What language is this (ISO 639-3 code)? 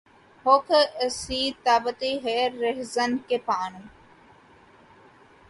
urd